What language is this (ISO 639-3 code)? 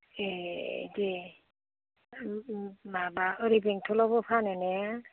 brx